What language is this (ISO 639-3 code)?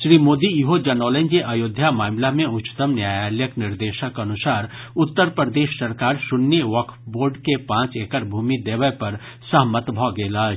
mai